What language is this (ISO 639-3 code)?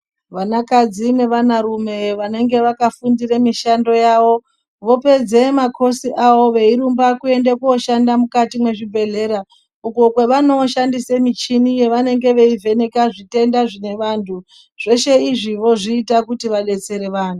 ndc